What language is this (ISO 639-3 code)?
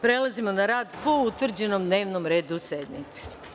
srp